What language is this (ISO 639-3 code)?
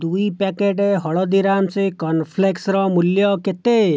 ori